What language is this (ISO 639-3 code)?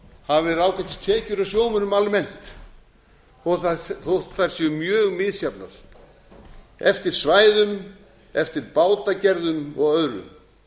isl